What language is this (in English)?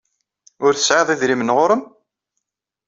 Kabyle